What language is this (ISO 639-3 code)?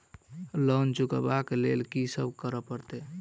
mai